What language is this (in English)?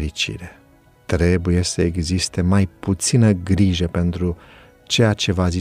Romanian